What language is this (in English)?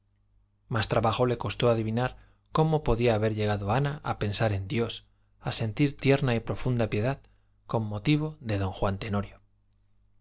Spanish